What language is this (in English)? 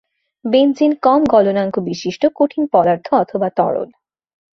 Bangla